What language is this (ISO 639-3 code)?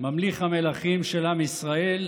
heb